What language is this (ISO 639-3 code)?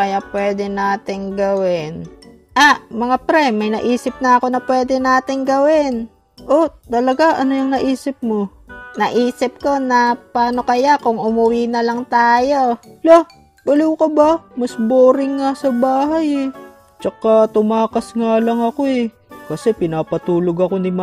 fil